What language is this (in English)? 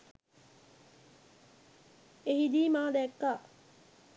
Sinhala